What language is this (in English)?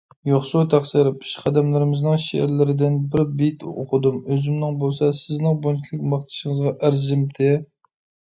Uyghur